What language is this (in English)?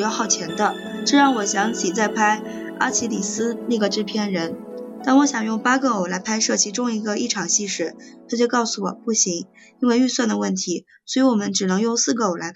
Chinese